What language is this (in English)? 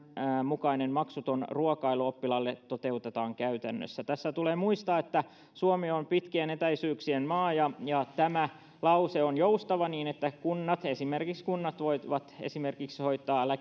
Finnish